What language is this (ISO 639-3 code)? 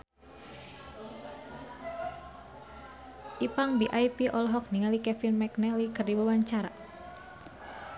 sun